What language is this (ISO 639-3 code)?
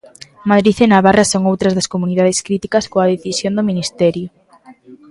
glg